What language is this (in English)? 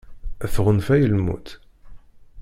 Kabyle